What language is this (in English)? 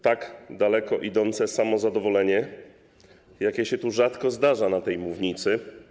Polish